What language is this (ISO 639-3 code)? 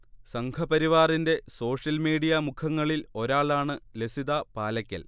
mal